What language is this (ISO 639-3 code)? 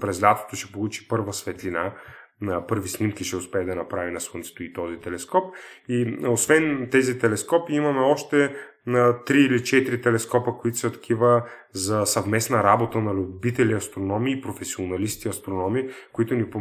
bul